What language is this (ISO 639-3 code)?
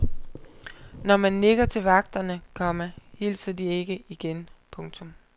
dan